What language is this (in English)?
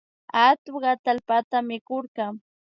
Imbabura Highland Quichua